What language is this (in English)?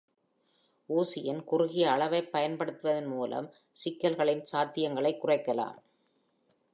Tamil